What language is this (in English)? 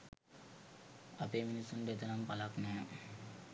Sinhala